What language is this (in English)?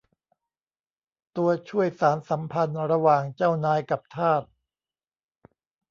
Thai